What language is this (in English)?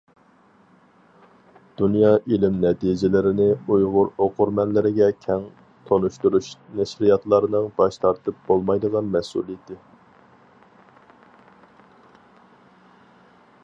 Uyghur